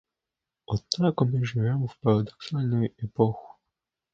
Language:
Russian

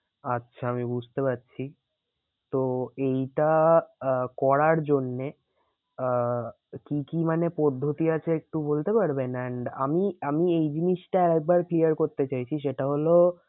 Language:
Bangla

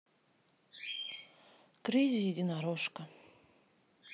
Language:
Russian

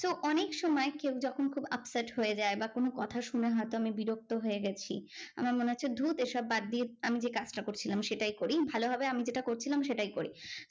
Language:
Bangla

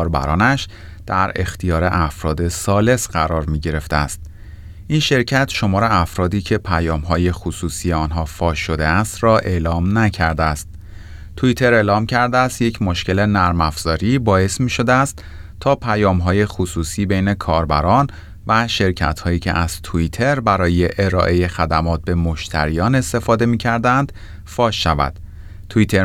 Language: Persian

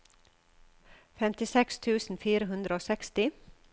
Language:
Norwegian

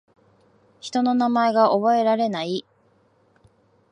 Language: Japanese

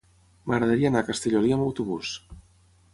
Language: Catalan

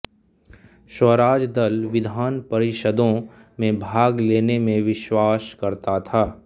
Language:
Hindi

